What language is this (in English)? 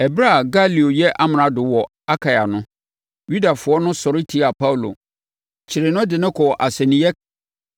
Akan